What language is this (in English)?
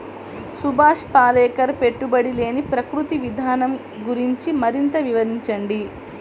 Telugu